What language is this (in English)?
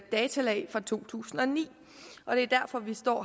Danish